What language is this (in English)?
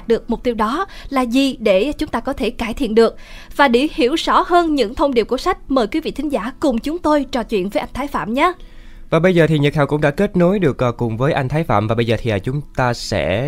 Vietnamese